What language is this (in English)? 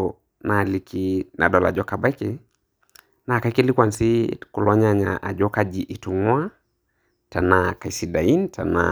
Masai